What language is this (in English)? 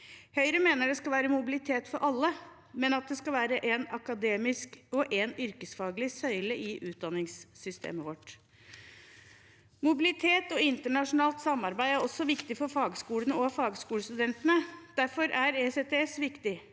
Norwegian